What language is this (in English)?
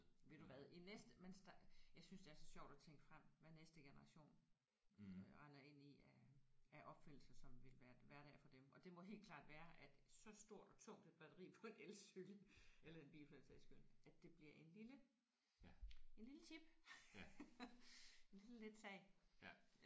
Danish